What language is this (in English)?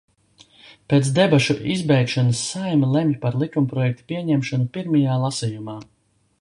Latvian